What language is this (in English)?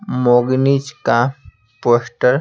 Hindi